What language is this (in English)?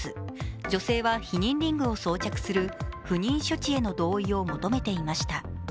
Japanese